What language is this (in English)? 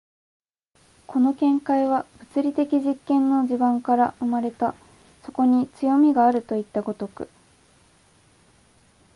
Japanese